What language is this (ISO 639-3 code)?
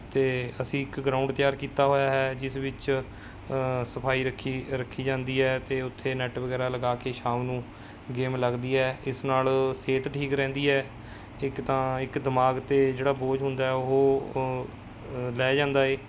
pan